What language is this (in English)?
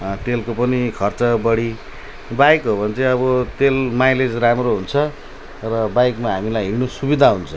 Nepali